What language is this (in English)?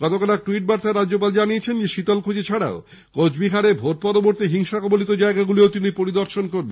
Bangla